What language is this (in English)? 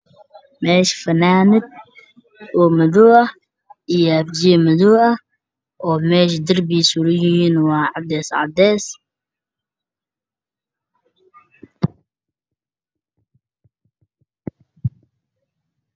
Somali